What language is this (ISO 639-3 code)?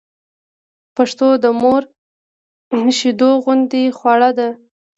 pus